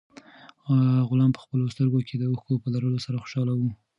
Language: Pashto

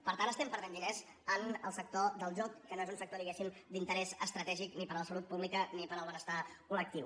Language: Catalan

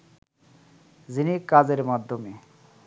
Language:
Bangla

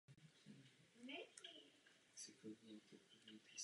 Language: Czech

